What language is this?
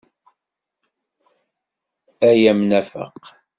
Kabyle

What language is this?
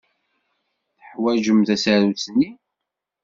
Kabyle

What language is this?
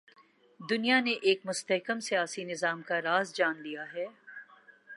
Urdu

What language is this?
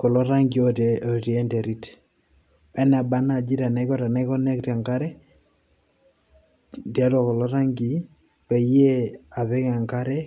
Masai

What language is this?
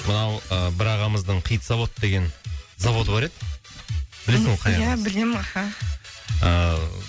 Kazakh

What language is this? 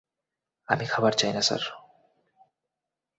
Bangla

